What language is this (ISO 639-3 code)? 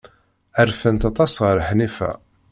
kab